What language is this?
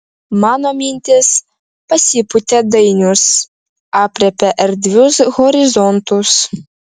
Lithuanian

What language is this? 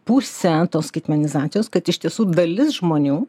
Lithuanian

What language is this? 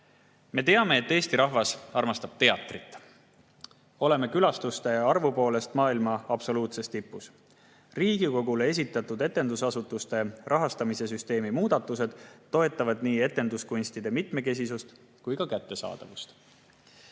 Estonian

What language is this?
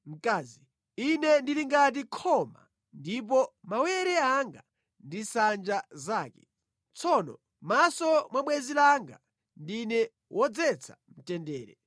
Nyanja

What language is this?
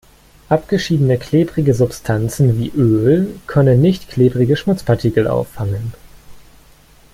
German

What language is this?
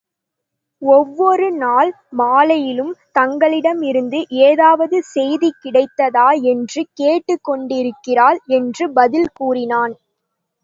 Tamil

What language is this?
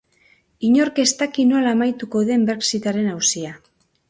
Basque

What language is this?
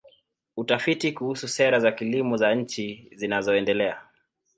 Swahili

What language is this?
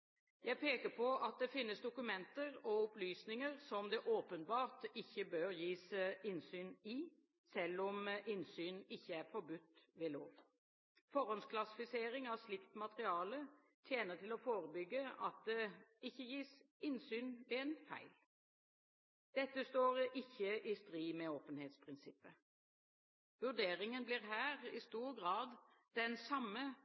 Norwegian Bokmål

